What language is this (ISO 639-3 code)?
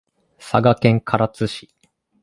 jpn